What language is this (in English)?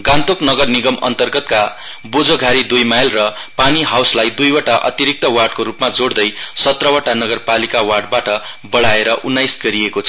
Nepali